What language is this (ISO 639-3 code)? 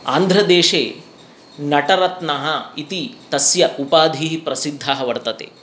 san